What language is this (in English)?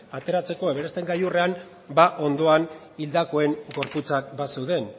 Basque